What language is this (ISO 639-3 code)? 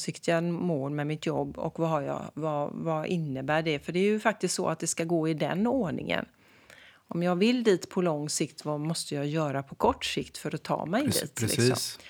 swe